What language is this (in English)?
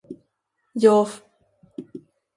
Seri